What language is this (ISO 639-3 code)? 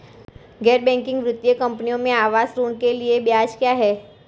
hin